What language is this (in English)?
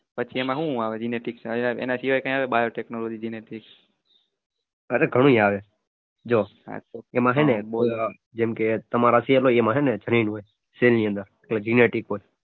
Gujarati